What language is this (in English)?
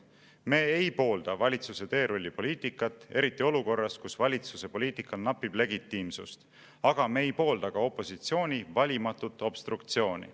Estonian